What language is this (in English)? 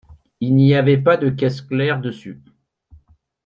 French